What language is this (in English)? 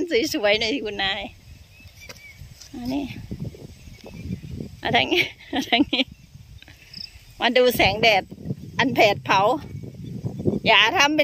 Thai